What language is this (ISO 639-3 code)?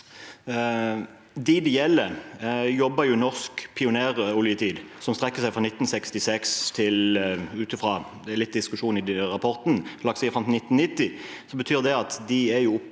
nor